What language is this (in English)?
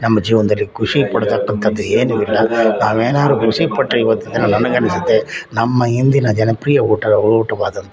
Kannada